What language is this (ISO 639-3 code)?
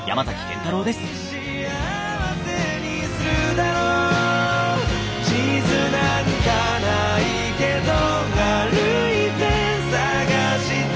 jpn